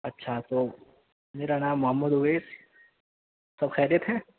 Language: Urdu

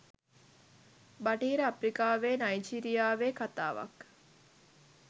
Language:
Sinhala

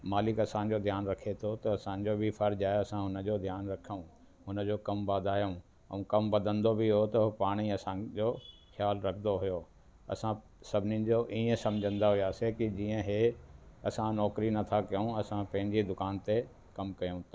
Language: Sindhi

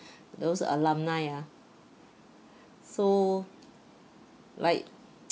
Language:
English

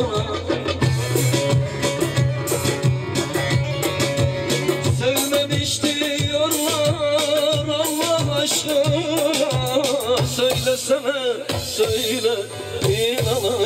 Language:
Turkish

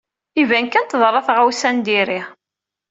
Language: Kabyle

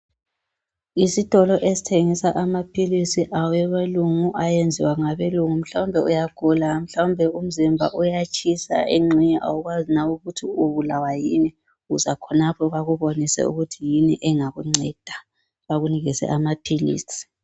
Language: North Ndebele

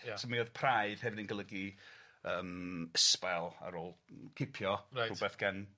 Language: Welsh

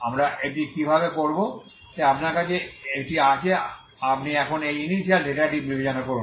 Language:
Bangla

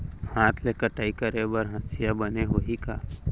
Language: Chhattisgarhi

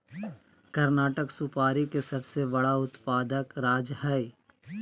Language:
Magahi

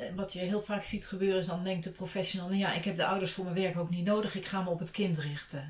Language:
Dutch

